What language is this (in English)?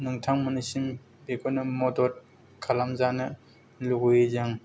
Bodo